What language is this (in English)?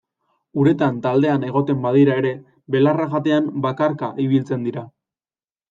Basque